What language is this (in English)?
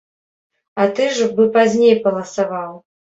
Belarusian